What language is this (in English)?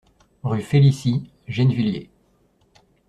French